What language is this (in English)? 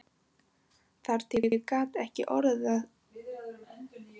Icelandic